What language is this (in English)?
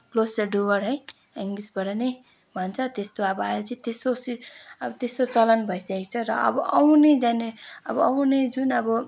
Nepali